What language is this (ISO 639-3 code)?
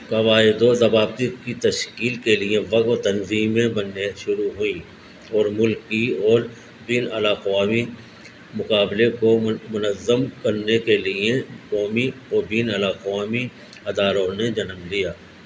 urd